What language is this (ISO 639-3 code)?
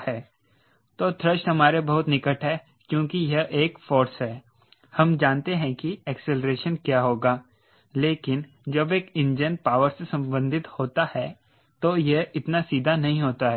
hin